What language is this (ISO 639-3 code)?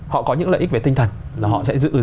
vie